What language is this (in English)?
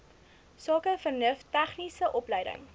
Afrikaans